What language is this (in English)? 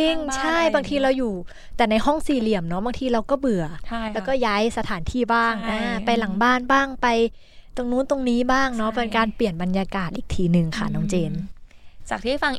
Thai